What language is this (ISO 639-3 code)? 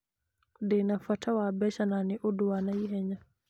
kik